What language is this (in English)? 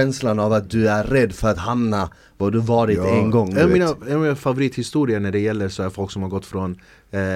Swedish